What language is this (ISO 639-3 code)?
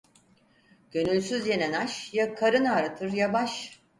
tur